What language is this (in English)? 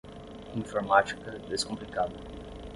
Portuguese